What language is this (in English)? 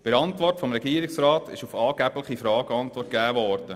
Swiss German